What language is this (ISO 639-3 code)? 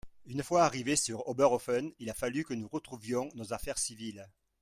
fra